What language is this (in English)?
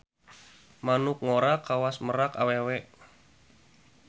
Sundanese